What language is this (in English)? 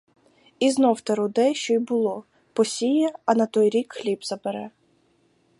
Ukrainian